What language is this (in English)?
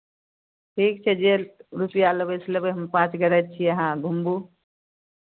Maithili